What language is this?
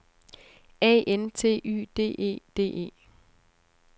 Danish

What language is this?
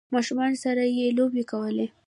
Pashto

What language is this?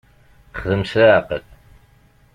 Kabyle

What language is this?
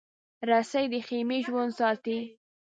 Pashto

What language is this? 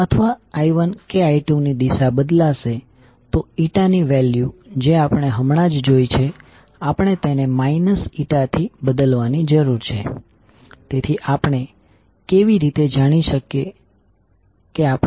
Gujarati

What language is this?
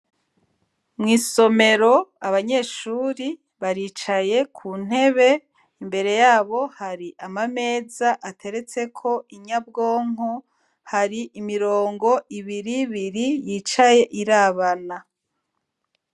Rundi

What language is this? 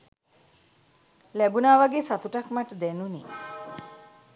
Sinhala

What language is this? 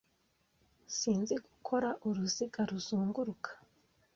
Kinyarwanda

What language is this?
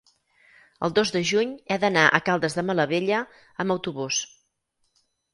Catalan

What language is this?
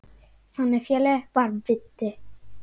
Icelandic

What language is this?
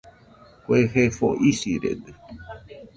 Nüpode Huitoto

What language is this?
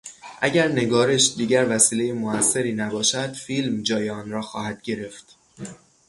Persian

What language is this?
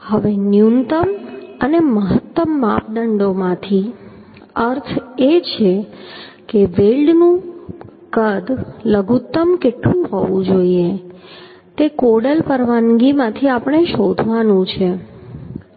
Gujarati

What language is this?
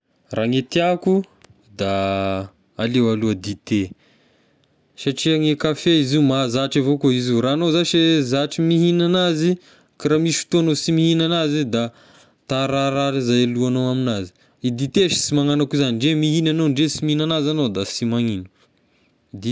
Tesaka Malagasy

